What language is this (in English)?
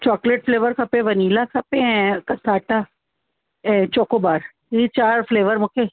Sindhi